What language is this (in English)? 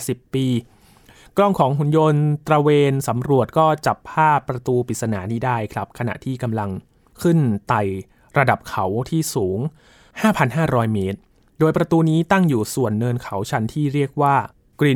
Thai